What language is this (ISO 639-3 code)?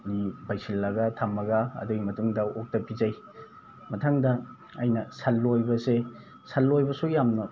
mni